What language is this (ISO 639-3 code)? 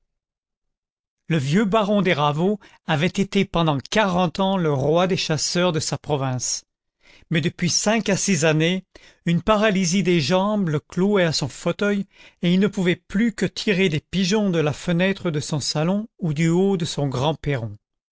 fra